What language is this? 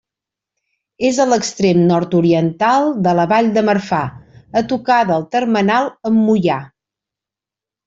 Catalan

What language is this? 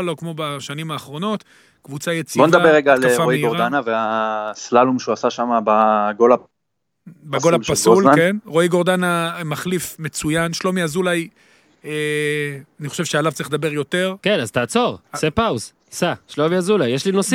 Hebrew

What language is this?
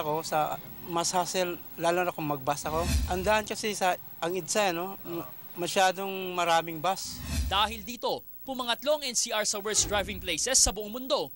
Filipino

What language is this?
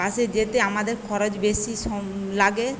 Bangla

